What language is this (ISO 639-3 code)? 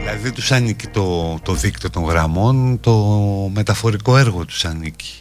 ell